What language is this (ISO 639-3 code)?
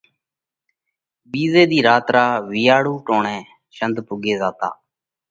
kvx